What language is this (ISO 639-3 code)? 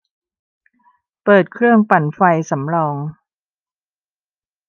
tha